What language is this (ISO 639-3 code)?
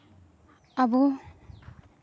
sat